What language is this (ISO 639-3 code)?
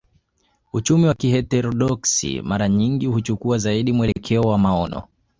swa